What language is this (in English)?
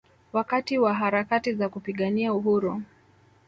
Swahili